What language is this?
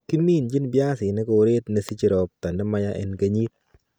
Kalenjin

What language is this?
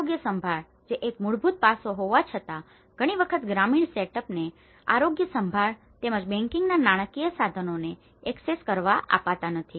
Gujarati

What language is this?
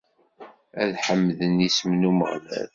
Kabyle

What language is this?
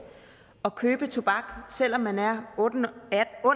Danish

